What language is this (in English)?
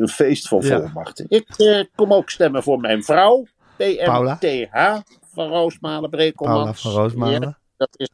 Dutch